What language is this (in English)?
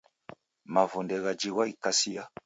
Taita